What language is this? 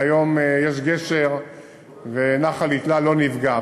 Hebrew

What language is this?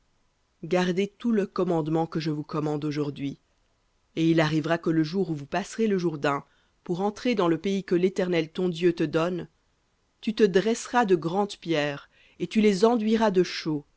French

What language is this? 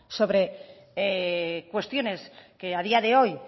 Spanish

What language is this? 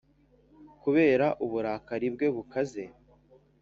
Kinyarwanda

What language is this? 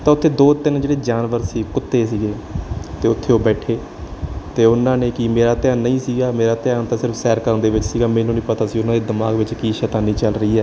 Punjabi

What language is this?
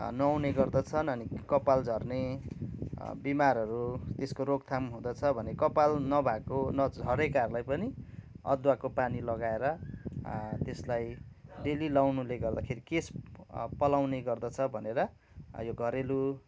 Nepali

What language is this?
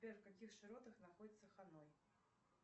Russian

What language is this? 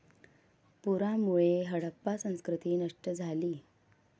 Marathi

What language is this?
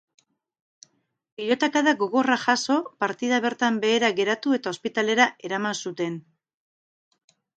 Basque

